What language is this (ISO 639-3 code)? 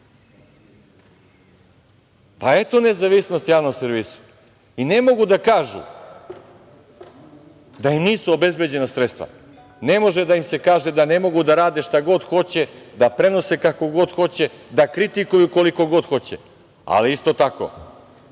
srp